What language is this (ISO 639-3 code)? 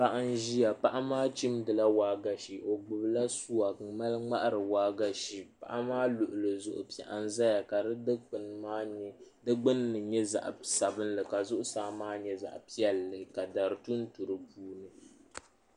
dag